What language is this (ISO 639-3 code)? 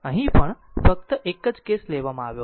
guj